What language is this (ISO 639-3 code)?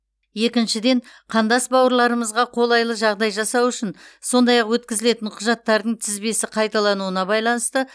kaz